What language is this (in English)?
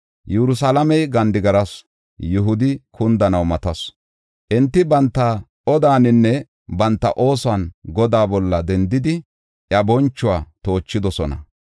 Gofa